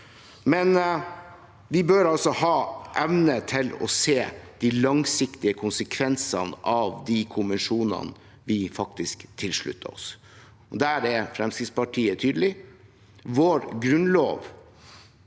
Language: Norwegian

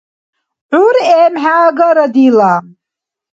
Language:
Dargwa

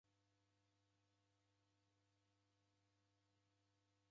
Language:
Taita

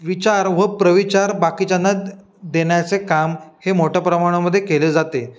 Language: Marathi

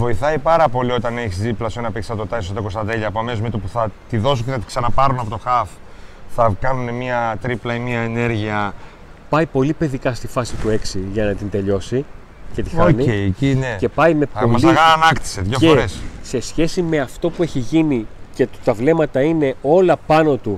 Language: Greek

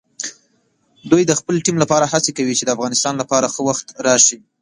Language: Pashto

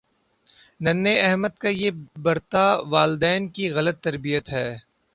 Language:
Urdu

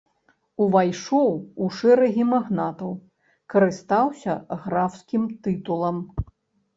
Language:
Belarusian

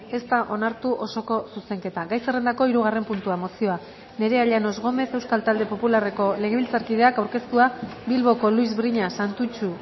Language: Basque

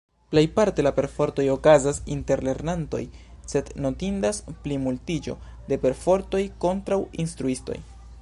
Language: Esperanto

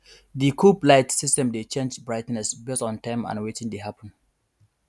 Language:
Nigerian Pidgin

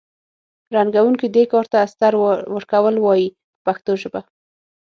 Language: Pashto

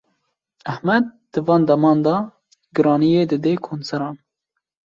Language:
Kurdish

